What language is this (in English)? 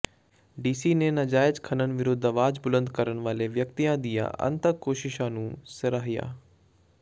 Punjabi